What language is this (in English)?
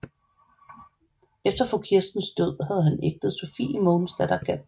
Danish